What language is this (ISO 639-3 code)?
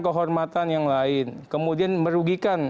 ind